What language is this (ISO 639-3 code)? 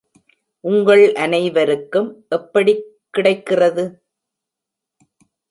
tam